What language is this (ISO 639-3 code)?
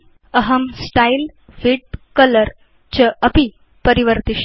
san